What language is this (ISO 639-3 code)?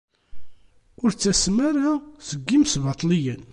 kab